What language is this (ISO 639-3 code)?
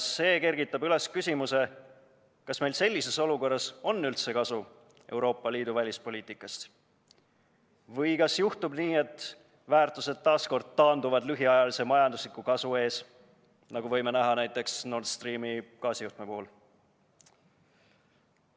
est